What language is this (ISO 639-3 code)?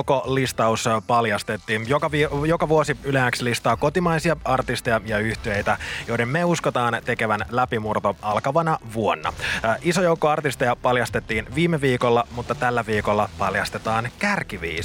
fin